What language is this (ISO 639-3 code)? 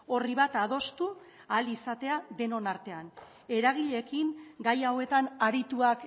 eus